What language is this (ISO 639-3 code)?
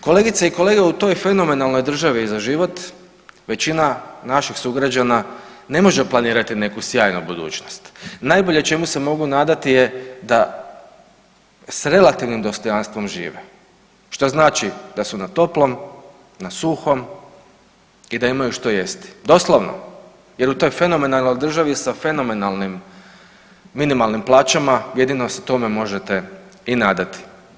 hrv